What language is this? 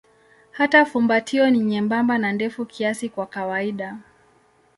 Swahili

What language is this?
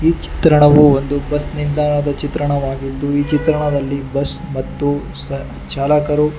Kannada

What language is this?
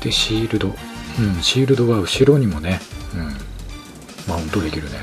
Japanese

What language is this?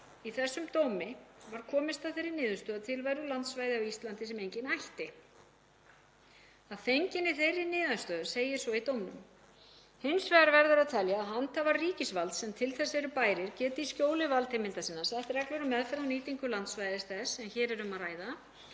Icelandic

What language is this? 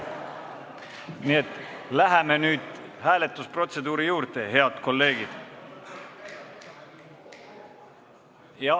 Estonian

